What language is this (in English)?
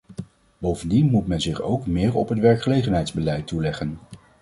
Dutch